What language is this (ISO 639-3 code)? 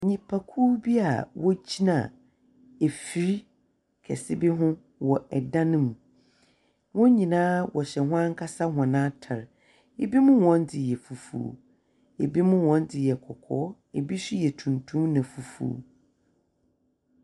aka